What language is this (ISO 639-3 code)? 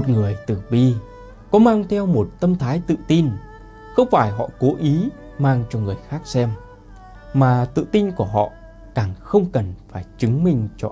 vie